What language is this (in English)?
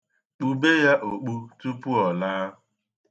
Igbo